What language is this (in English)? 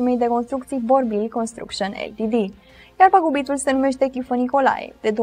Romanian